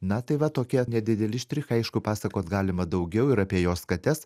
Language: Lithuanian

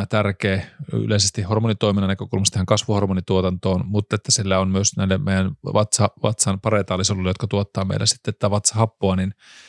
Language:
Finnish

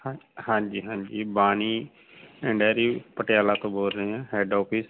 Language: Punjabi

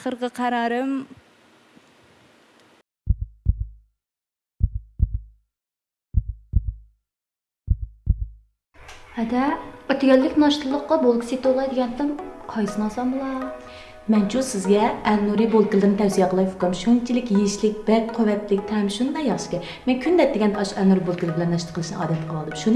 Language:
Turkish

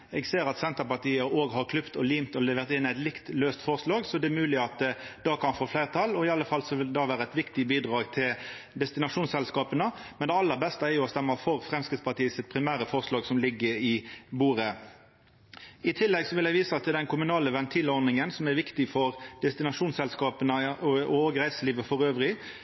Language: Norwegian Nynorsk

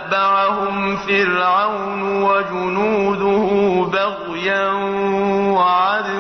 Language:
Arabic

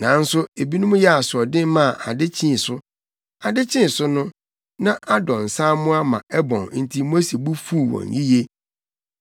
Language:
Akan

